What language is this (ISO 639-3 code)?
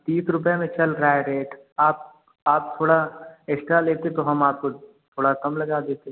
hin